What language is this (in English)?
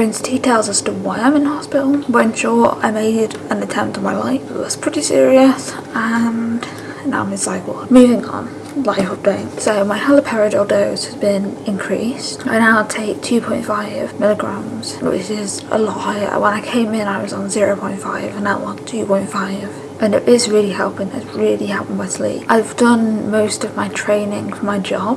English